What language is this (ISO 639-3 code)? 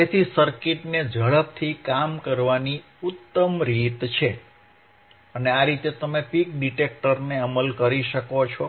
guj